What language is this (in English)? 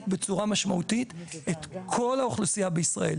Hebrew